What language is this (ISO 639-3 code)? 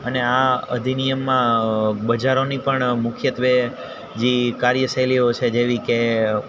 guj